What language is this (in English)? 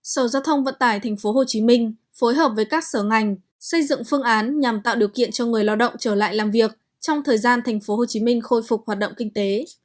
Vietnamese